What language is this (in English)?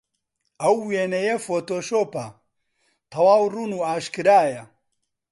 Central Kurdish